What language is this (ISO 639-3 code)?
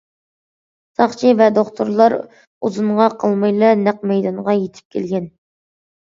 uig